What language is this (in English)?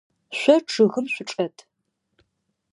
Adyghe